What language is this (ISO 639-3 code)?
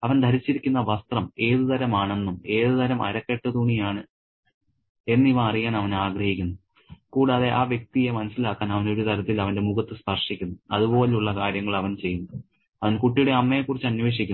mal